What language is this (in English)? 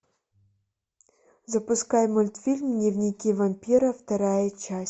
Russian